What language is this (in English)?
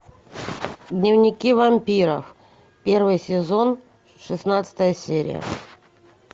Russian